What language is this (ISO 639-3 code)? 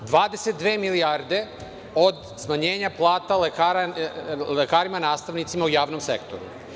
srp